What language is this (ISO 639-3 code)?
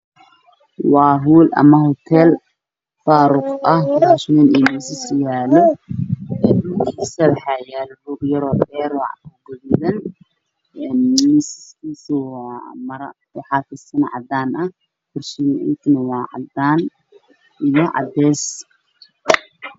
som